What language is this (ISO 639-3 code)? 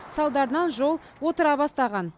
kaz